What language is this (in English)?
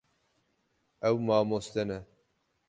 Kurdish